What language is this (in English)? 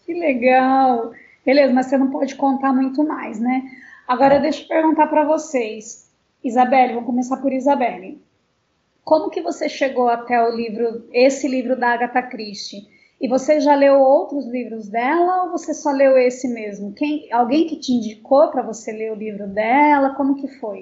Portuguese